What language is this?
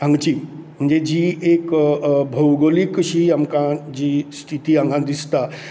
Konkani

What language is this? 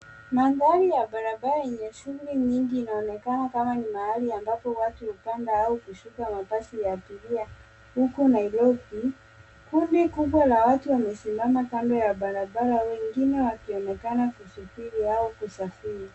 Swahili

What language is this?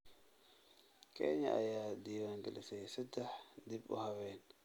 Somali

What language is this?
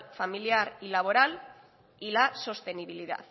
Spanish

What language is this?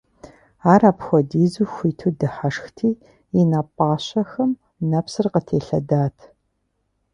Kabardian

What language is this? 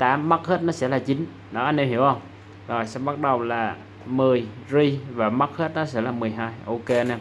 Vietnamese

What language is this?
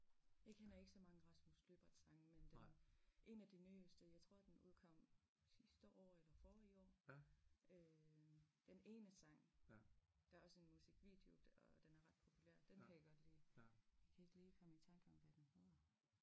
Danish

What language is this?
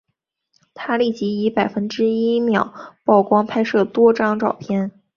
Chinese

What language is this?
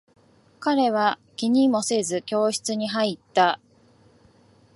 Japanese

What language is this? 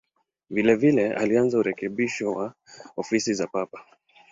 Swahili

